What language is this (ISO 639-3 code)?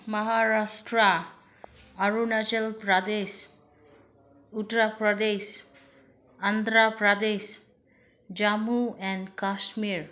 mni